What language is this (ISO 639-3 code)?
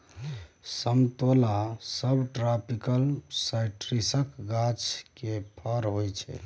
mai